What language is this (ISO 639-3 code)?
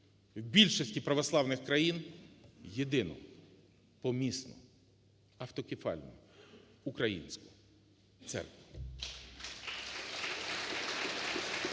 ukr